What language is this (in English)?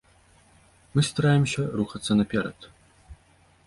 Belarusian